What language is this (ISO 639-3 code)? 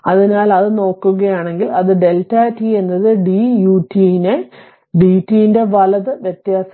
mal